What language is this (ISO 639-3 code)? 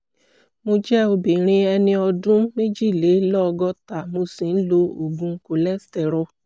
yor